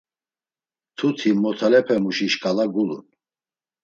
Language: Laz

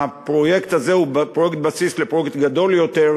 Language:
Hebrew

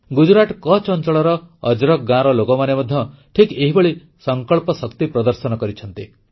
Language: Odia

